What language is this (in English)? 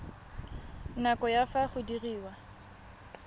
Tswana